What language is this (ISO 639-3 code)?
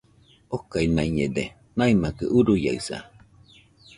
hux